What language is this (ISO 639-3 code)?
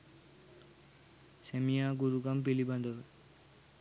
sin